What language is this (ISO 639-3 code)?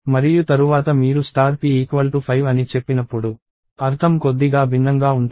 tel